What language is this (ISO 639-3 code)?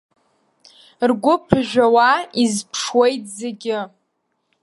abk